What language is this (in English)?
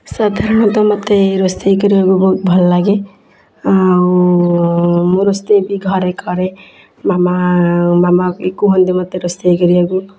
Odia